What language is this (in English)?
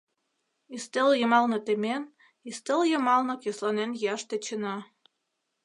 Mari